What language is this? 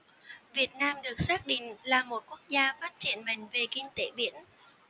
Vietnamese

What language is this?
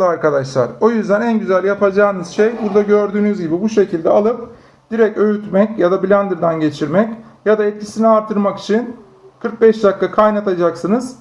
Turkish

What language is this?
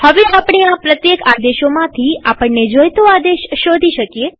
Gujarati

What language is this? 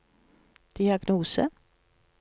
Norwegian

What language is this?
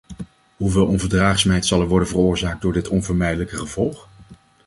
Dutch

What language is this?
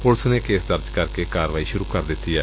Punjabi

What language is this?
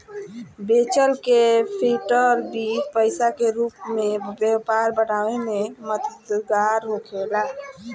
Bhojpuri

